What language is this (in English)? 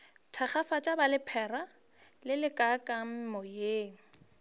Northern Sotho